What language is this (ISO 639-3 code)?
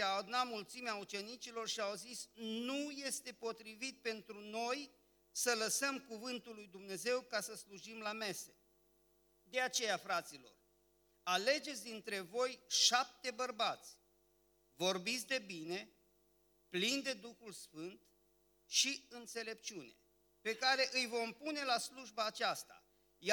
ron